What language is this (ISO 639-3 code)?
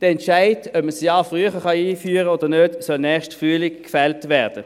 gsw